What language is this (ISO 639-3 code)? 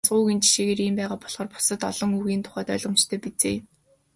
mon